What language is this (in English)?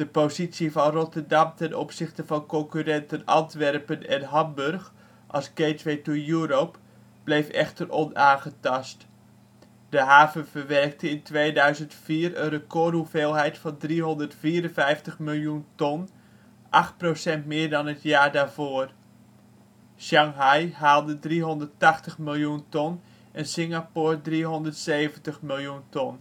Dutch